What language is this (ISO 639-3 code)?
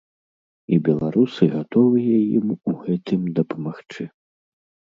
bel